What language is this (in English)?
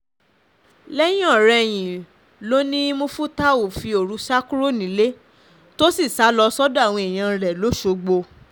Yoruba